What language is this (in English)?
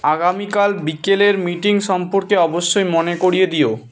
Bangla